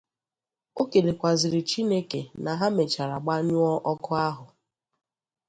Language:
Igbo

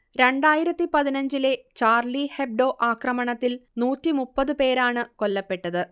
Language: Malayalam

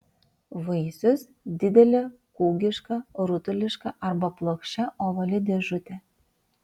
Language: Lithuanian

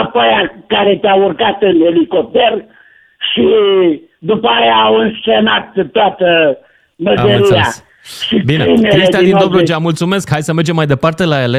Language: Romanian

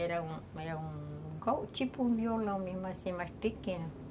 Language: Portuguese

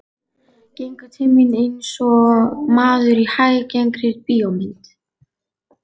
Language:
Icelandic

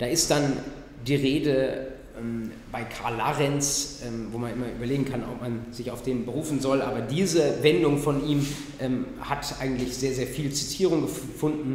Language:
German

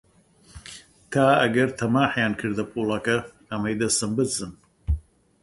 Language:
Central Kurdish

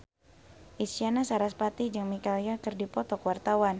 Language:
Sundanese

